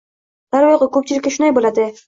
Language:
Uzbek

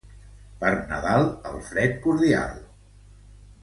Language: Catalan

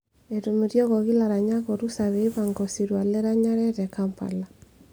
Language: Masai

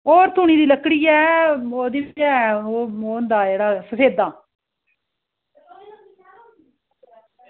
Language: Dogri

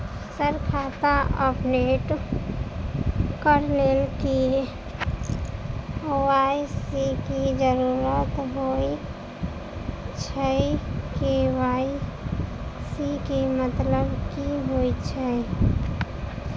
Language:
Maithili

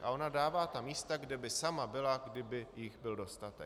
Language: Czech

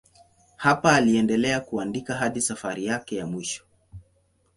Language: Swahili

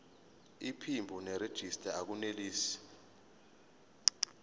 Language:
Zulu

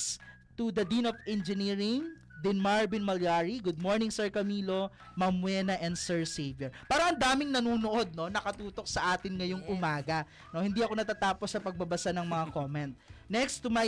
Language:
Filipino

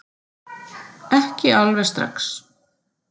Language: Icelandic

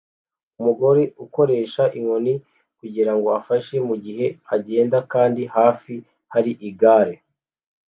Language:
Kinyarwanda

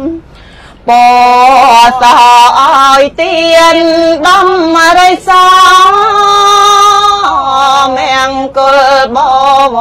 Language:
Thai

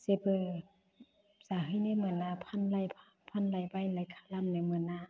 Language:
Bodo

